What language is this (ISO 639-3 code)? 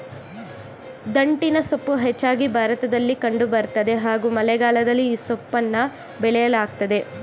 kan